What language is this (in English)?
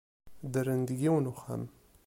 Kabyle